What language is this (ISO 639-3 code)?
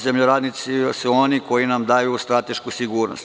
srp